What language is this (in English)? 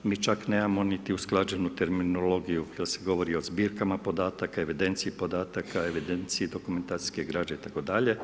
Croatian